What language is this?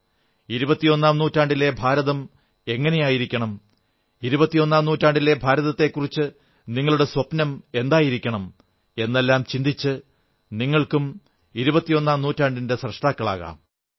Malayalam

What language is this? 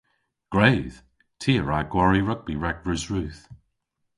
Cornish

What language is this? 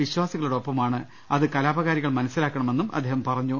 Malayalam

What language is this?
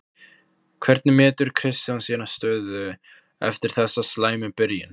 Icelandic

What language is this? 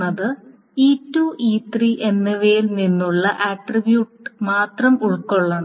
Malayalam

